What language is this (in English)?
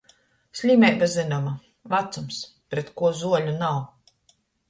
Latgalian